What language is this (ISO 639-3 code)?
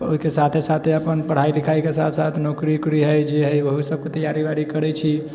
mai